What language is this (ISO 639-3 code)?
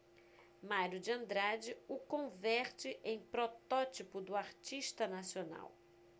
por